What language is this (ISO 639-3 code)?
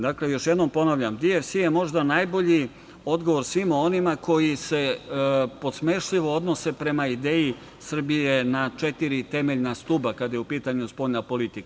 srp